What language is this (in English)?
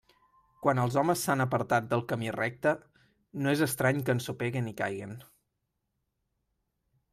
Catalan